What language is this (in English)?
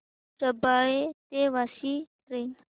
Marathi